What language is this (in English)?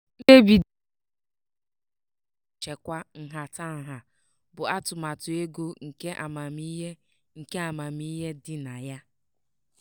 Igbo